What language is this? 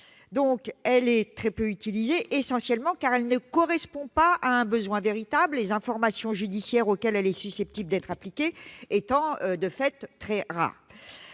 French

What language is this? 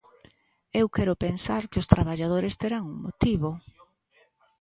Galician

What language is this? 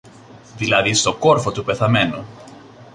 Greek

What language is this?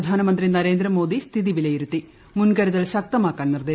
Malayalam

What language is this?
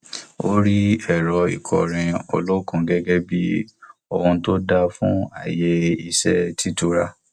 Yoruba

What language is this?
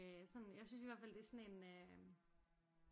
Danish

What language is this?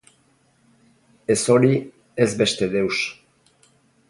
Basque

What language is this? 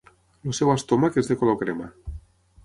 Catalan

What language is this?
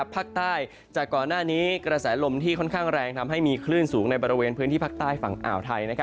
Thai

